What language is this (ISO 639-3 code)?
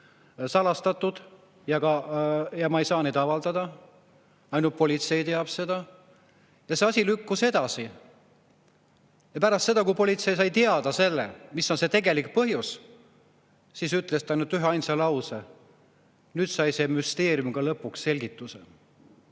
est